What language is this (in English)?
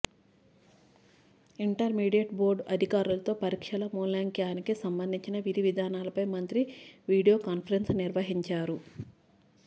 Telugu